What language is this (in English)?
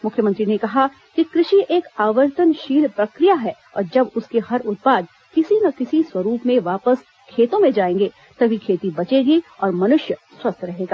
Hindi